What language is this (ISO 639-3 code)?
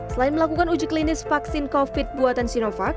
ind